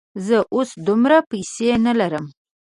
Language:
Pashto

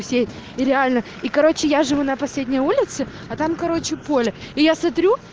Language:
Russian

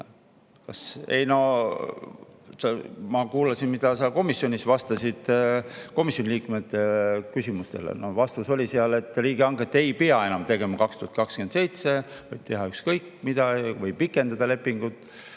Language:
Estonian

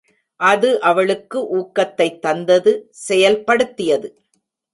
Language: Tamil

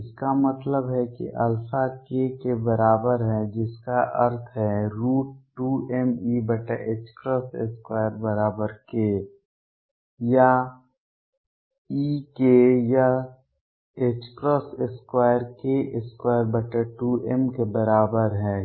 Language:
Hindi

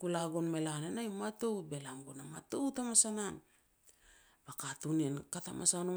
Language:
Petats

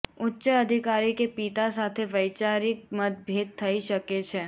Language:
Gujarati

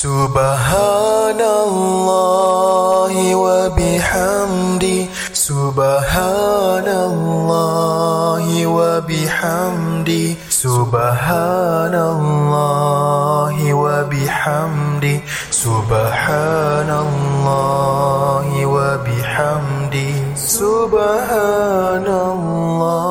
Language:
Malay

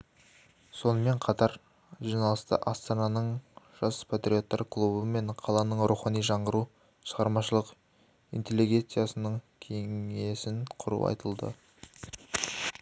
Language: Kazakh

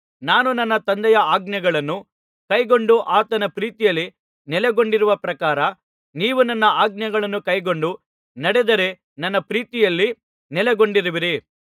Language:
Kannada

